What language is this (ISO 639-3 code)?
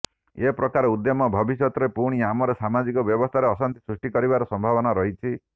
ori